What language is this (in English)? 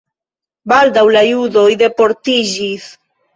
Esperanto